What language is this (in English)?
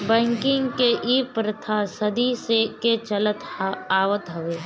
Bhojpuri